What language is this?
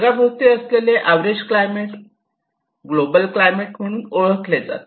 Marathi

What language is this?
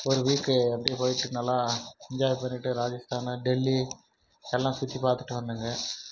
Tamil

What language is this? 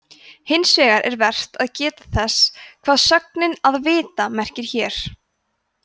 Icelandic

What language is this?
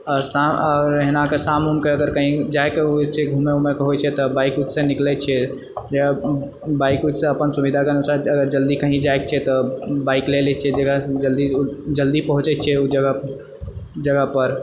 Maithili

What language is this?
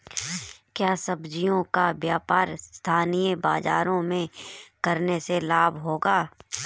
Hindi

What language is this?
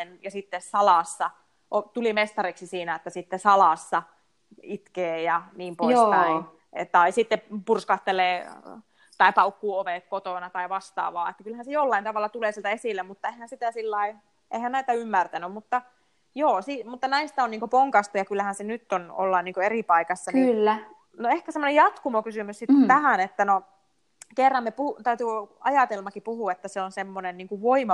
Finnish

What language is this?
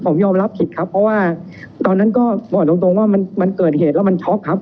Thai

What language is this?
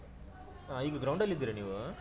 Kannada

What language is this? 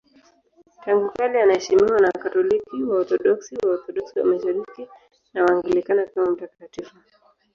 Swahili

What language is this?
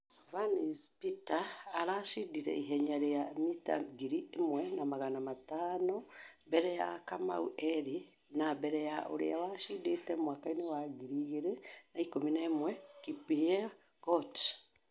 Kikuyu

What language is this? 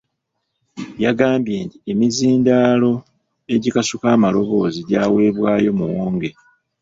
Ganda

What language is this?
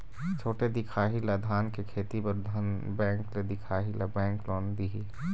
Chhattisgarhi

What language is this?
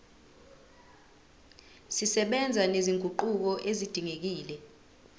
Zulu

